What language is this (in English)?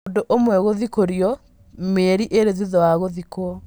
Kikuyu